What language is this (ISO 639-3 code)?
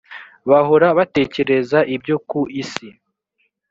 kin